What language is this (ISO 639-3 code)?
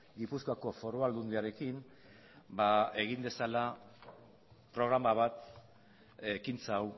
eus